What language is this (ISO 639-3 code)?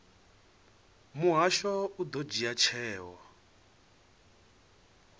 ven